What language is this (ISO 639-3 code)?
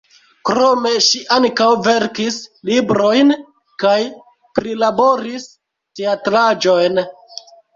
epo